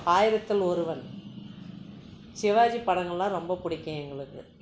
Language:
Tamil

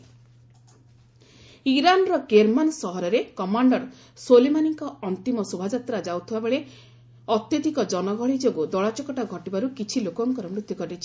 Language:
Odia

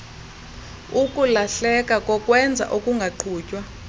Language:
Xhosa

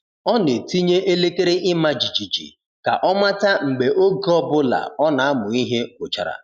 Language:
Igbo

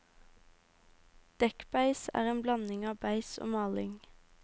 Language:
Norwegian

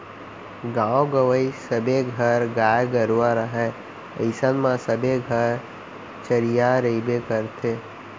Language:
Chhattisgarhi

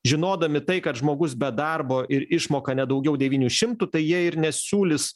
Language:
Lithuanian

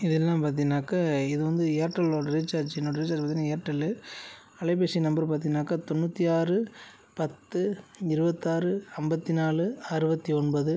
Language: Tamil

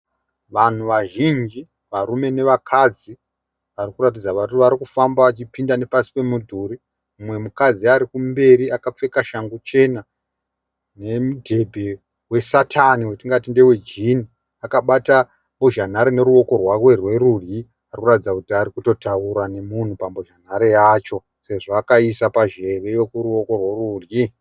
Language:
Shona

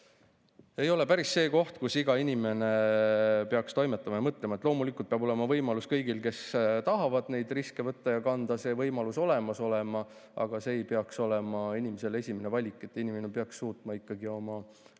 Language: Estonian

